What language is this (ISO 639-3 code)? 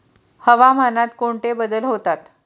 mar